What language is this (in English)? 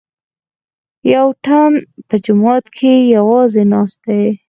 Pashto